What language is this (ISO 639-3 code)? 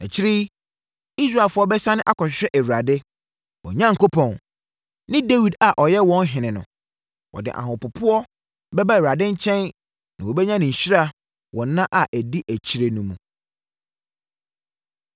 aka